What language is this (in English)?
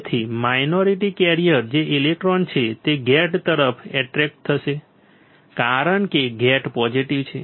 Gujarati